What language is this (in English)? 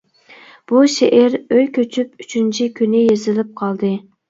Uyghur